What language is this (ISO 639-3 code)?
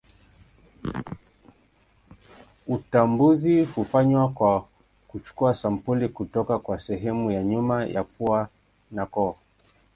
swa